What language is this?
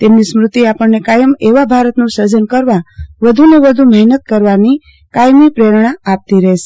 Gujarati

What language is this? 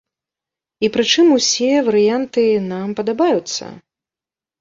Belarusian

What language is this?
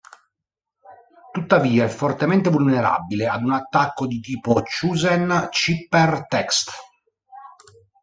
Italian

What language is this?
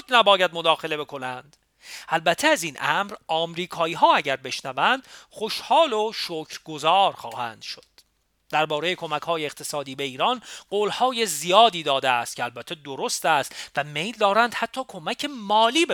Persian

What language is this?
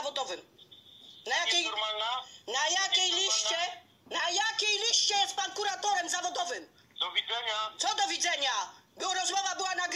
Polish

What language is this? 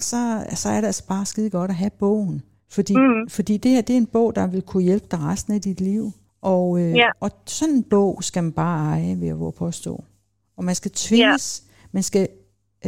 Danish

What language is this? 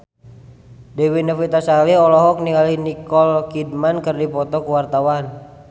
Sundanese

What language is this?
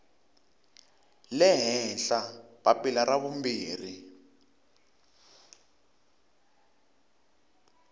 Tsonga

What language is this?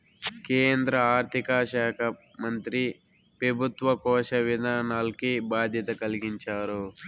Telugu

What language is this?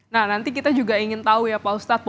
Indonesian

